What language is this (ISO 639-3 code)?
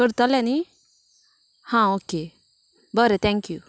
kok